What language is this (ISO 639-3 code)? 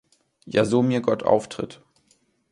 deu